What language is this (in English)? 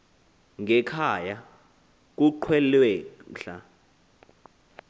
Xhosa